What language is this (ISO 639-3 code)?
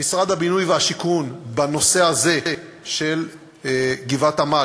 heb